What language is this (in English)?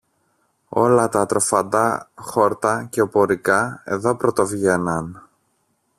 Greek